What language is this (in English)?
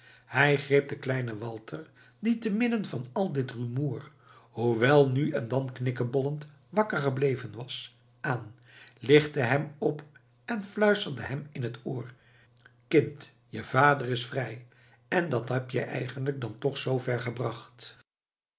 Dutch